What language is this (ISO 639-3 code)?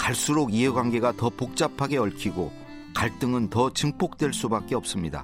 kor